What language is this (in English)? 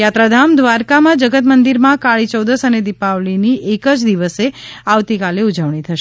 Gujarati